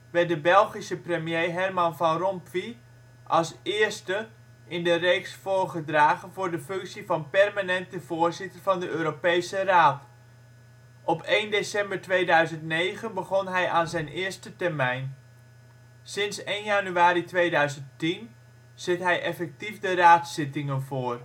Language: Dutch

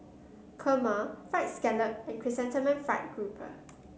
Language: English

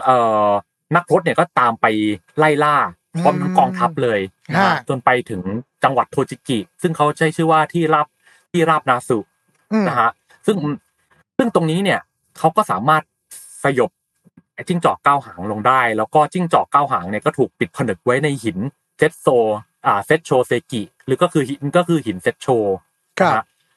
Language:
Thai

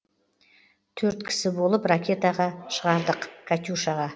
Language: Kazakh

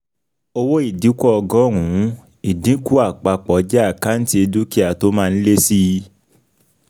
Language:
Yoruba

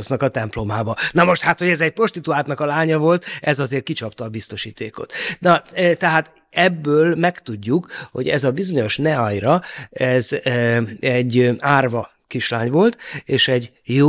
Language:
Hungarian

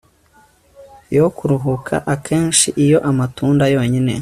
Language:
Kinyarwanda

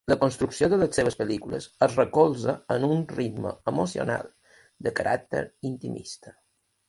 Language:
Catalan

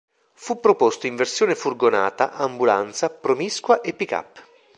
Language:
Italian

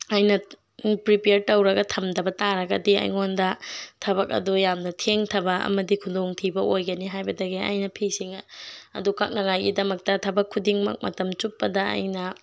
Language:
Manipuri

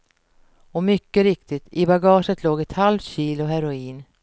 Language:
Swedish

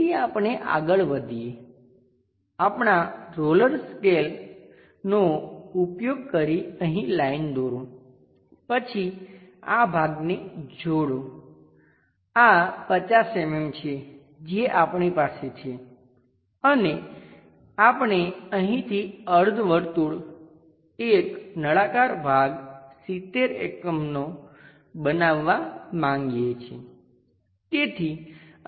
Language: Gujarati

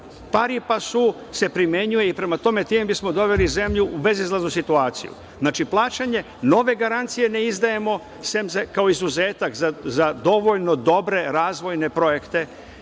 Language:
Serbian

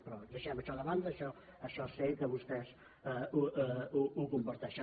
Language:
Catalan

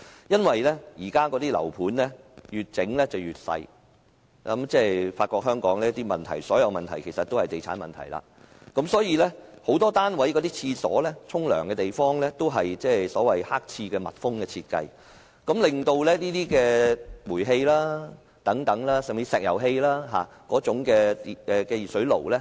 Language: Cantonese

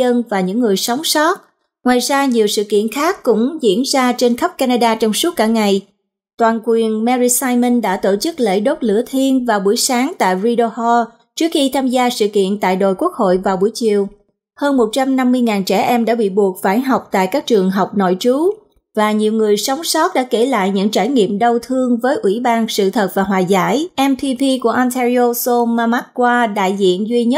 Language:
Vietnamese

